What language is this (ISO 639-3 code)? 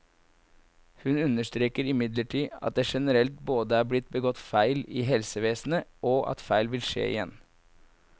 nor